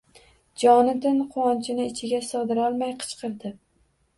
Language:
Uzbek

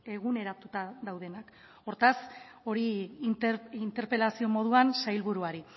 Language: Basque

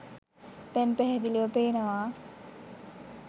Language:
Sinhala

